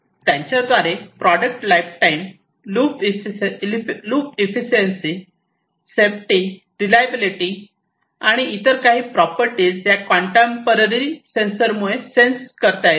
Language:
Marathi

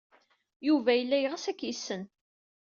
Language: Kabyle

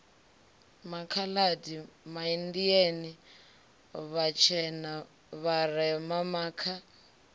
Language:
Venda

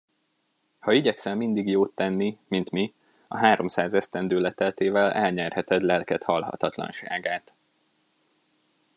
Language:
Hungarian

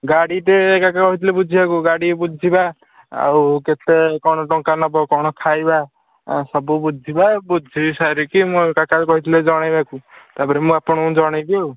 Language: Odia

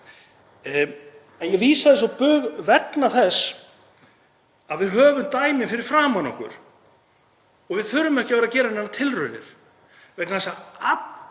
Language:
Icelandic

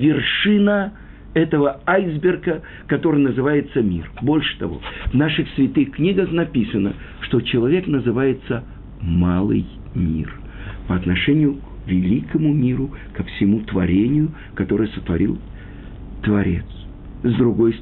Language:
Russian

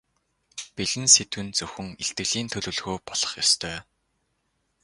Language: Mongolian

